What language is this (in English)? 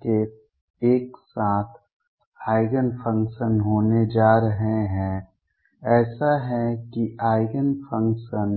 Hindi